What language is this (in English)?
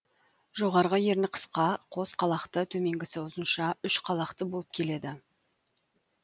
Kazakh